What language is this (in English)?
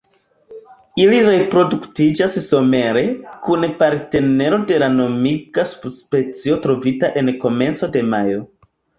Esperanto